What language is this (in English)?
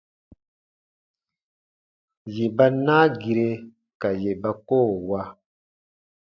Baatonum